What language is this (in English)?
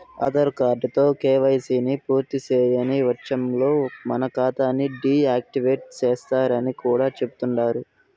Telugu